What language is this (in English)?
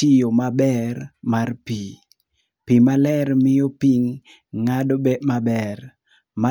Luo (Kenya and Tanzania)